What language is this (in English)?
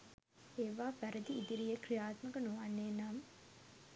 Sinhala